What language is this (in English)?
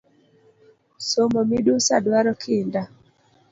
Luo (Kenya and Tanzania)